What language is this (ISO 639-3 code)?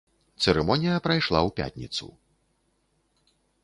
bel